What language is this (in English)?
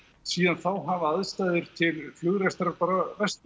Icelandic